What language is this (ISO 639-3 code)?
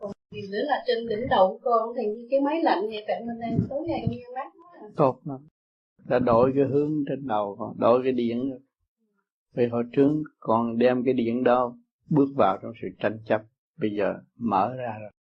vie